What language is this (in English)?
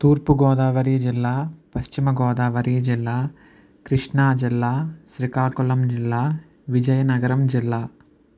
Telugu